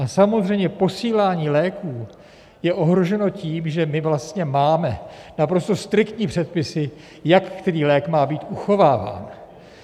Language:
Czech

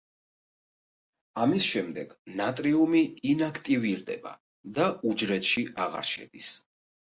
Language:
Georgian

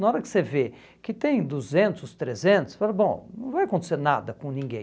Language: Portuguese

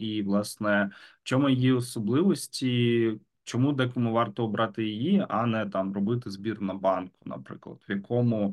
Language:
Ukrainian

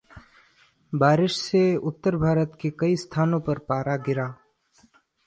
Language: Hindi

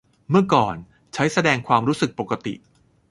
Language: Thai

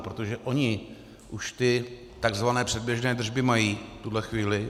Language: Czech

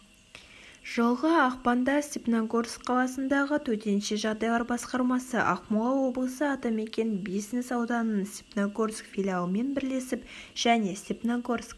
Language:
Kazakh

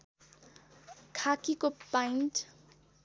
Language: Nepali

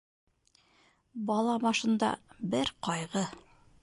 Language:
Bashkir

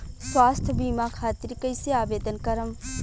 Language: Bhojpuri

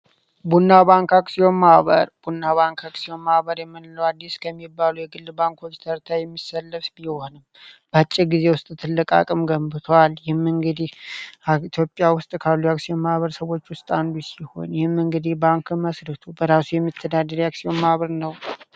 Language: Amharic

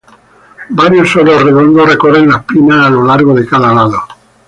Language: Spanish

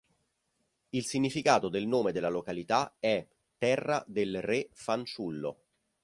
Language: Italian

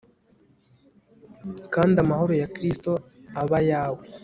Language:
Kinyarwanda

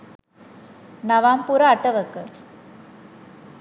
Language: Sinhala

